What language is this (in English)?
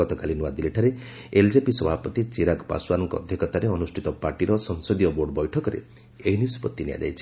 Odia